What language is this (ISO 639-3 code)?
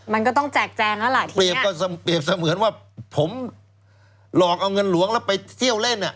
tha